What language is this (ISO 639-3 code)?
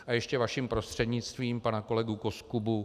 ces